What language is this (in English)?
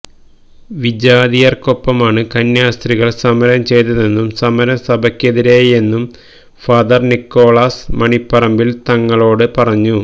Malayalam